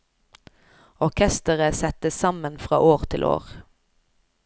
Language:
Norwegian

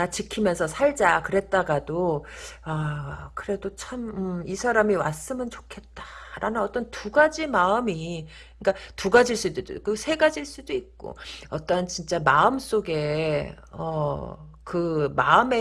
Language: Korean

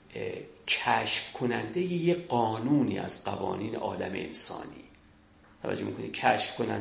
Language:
Persian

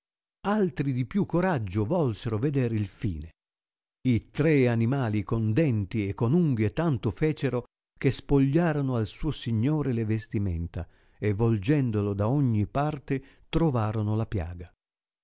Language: Italian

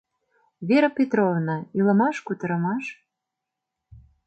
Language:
Mari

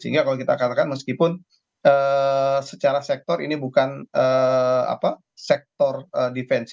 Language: Indonesian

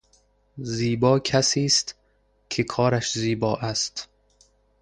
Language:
Persian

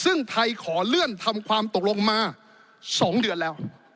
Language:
Thai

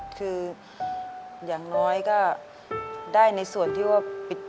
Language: Thai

